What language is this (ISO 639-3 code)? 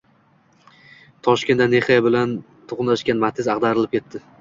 uzb